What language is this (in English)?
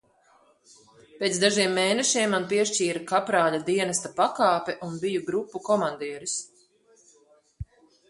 Latvian